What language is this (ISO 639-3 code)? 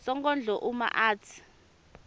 ssw